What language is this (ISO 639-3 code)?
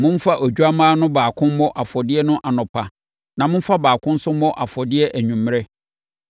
aka